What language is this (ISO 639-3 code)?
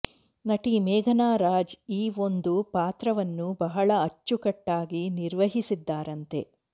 kan